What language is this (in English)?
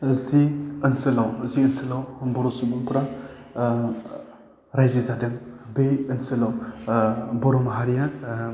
Bodo